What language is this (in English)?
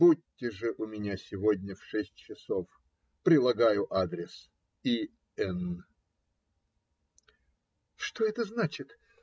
Russian